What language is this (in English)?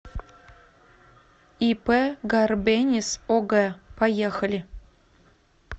Russian